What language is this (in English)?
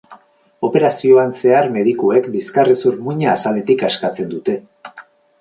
Basque